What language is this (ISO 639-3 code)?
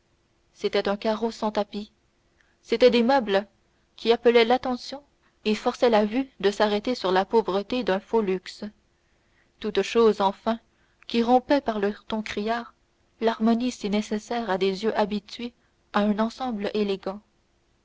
fra